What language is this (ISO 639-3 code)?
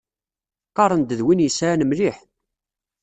kab